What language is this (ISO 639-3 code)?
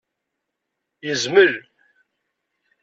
kab